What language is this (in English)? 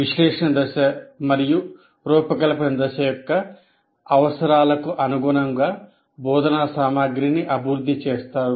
Telugu